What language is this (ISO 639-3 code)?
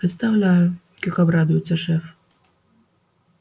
rus